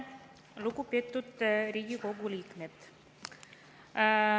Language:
Estonian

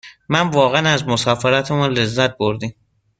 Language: Persian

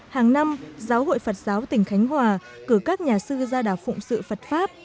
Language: Vietnamese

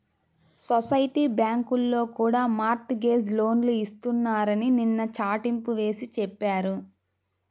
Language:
Telugu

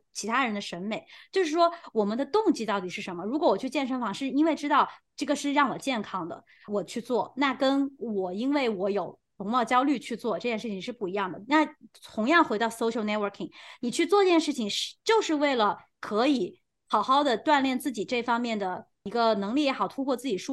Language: Chinese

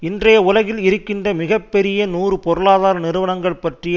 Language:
Tamil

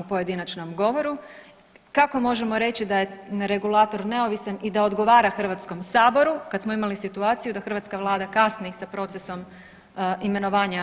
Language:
Croatian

